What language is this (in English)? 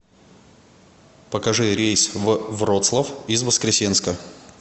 Russian